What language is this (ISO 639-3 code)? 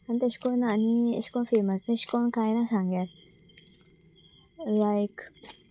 kok